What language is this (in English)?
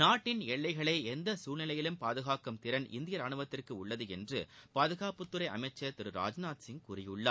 Tamil